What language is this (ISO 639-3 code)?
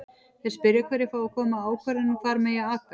isl